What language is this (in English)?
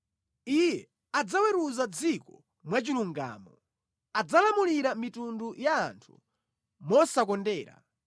Nyanja